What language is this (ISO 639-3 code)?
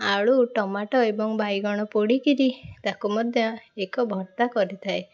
ori